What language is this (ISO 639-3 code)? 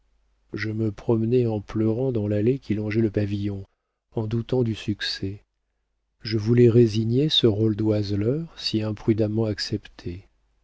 fra